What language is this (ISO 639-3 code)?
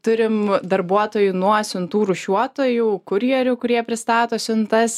lit